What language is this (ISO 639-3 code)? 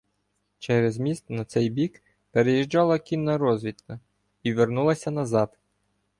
ukr